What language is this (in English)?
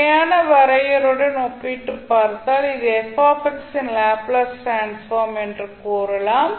Tamil